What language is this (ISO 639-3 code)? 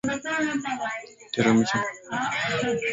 swa